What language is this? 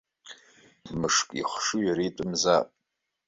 Abkhazian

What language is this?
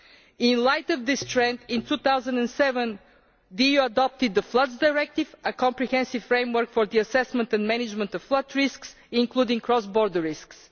English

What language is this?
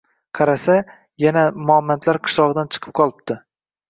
Uzbek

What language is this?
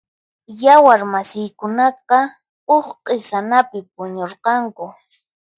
Puno Quechua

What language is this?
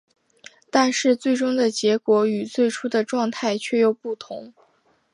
Chinese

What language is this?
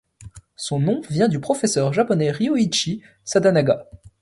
French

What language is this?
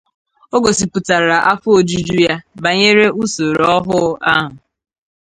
Igbo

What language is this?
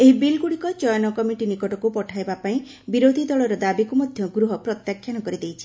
Odia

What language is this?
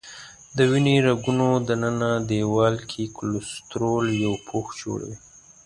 Pashto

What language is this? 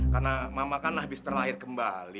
Indonesian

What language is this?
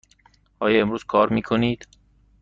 Persian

